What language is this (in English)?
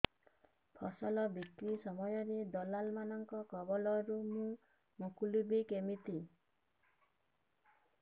Odia